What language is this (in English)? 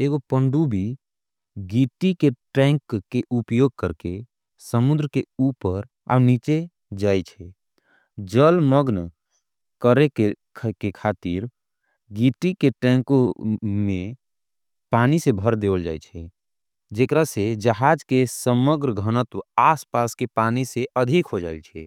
Angika